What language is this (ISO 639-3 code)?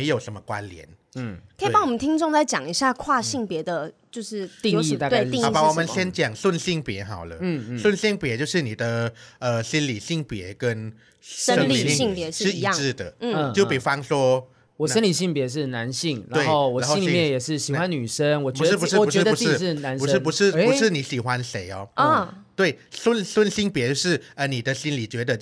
zho